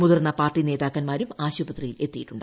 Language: Malayalam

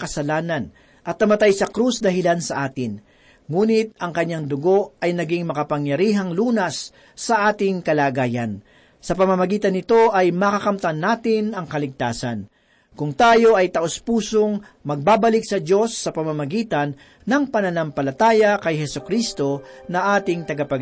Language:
Filipino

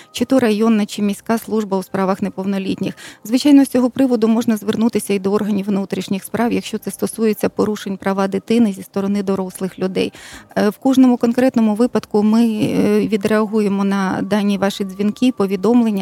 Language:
Ukrainian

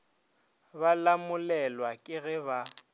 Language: Northern Sotho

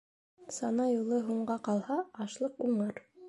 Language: Bashkir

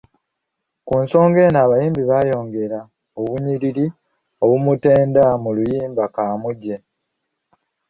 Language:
Ganda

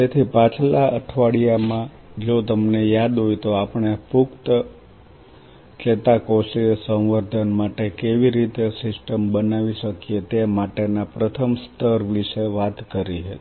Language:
Gujarati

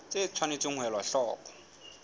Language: Southern Sotho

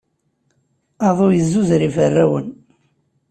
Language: Kabyle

